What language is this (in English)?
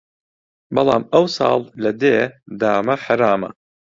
Central Kurdish